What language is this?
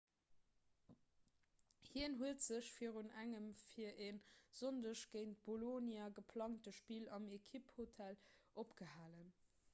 Luxembourgish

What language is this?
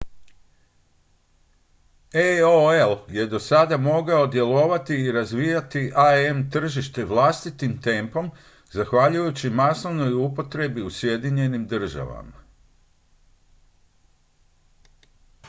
Croatian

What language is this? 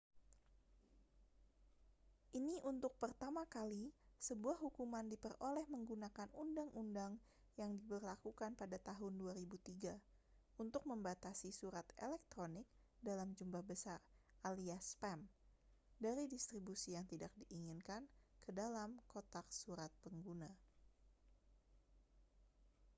Indonesian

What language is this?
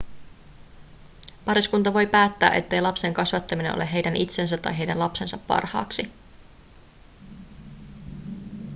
Finnish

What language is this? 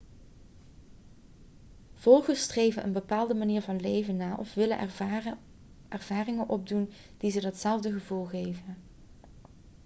Dutch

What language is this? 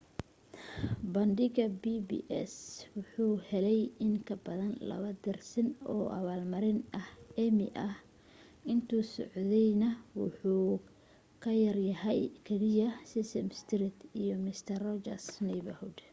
Somali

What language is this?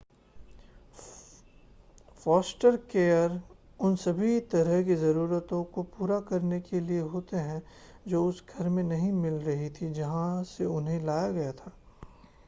Hindi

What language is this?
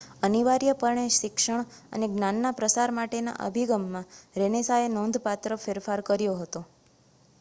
Gujarati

